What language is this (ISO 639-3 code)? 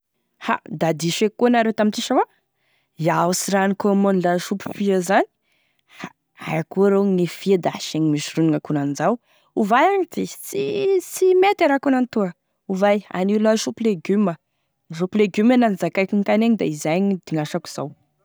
tkg